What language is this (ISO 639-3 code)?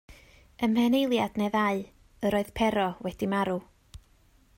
cym